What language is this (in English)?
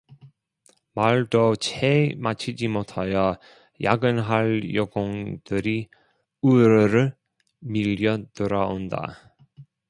Korean